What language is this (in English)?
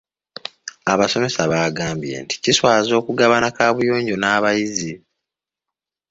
Ganda